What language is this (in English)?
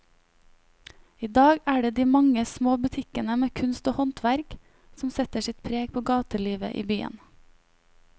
Norwegian